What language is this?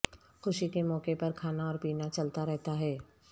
Urdu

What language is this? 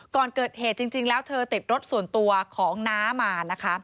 Thai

